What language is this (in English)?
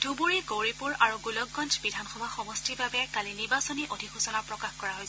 Assamese